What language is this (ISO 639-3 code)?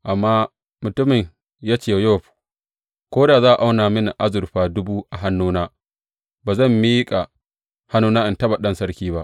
hau